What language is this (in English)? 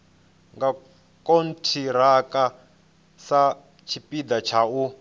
Venda